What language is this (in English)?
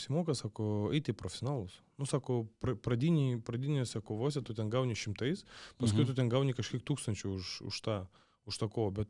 Lithuanian